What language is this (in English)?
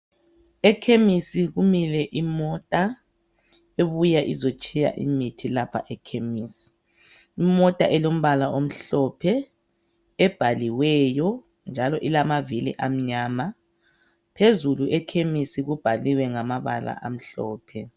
North Ndebele